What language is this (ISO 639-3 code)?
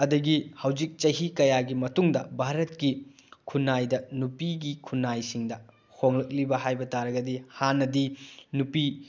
mni